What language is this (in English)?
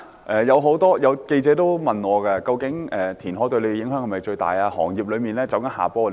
Cantonese